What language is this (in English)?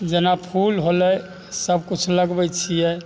Maithili